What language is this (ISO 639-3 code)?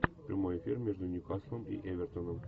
rus